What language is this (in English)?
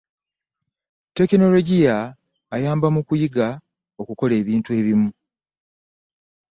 Ganda